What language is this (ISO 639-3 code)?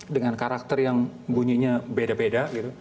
ind